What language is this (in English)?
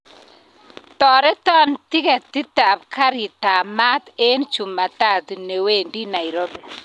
Kalenjin